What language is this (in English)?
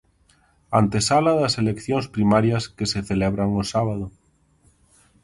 Galician